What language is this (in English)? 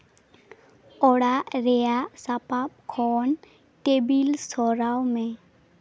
Santali